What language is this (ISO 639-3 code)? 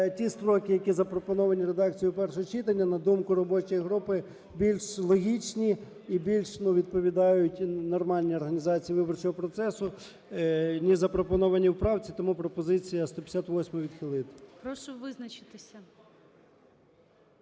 ukr